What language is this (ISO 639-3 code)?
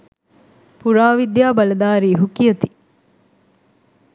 sin